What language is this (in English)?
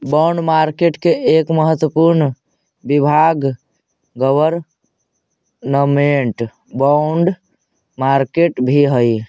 Magahi